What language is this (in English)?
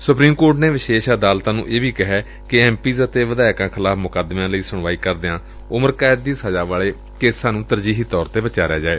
Punjabi